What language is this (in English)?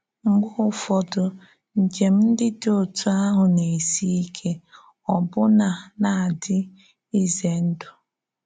Igbo